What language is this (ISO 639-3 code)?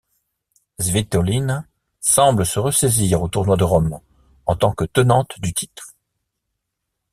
fra